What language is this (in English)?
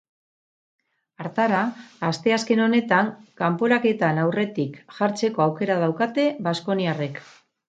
Basque